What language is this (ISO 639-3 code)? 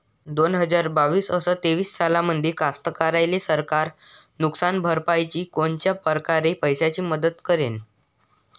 mar